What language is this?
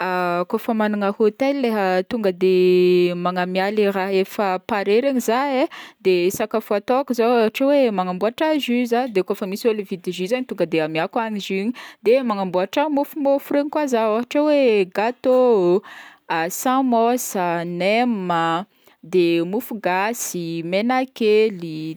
Northern Betsimisaraka Malagasy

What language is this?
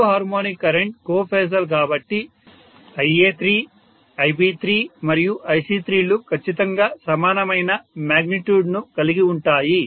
Telugu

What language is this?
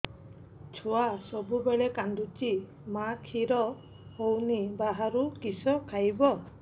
Odia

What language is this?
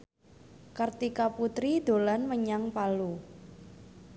Javanese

